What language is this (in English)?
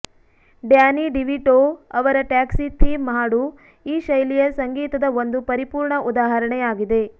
Kannada